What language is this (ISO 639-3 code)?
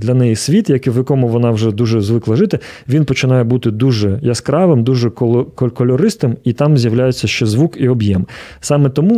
ukr